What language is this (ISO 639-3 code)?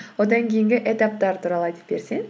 kaz